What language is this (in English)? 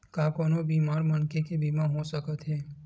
Chhattisgarhi